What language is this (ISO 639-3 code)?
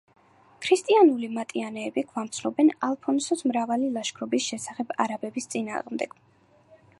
kat